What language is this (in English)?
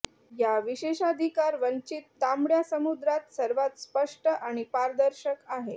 Marathi